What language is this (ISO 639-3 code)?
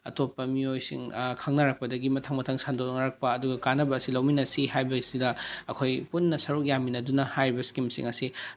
mni